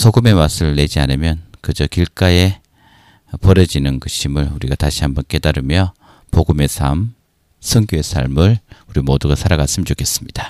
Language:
Korean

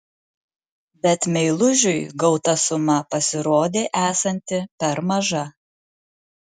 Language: Lithuanian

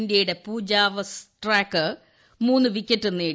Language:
Malayalam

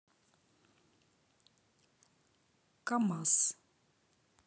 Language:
Russian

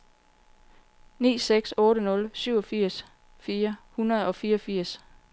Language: Danish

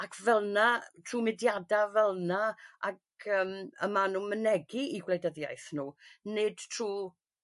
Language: Welsh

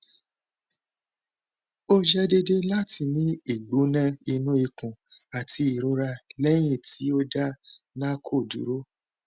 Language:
Yoruba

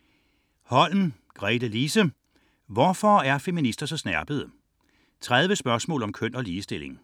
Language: Danish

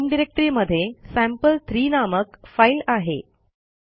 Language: Marathi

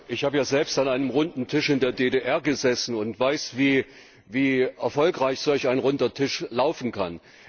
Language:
German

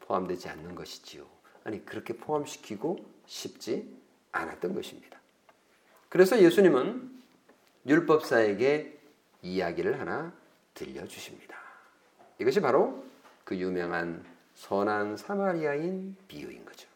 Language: Korean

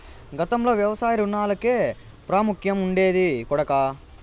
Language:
Telugu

